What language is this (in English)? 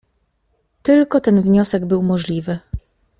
Polish